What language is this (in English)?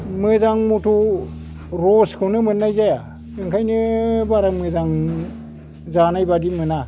Bodo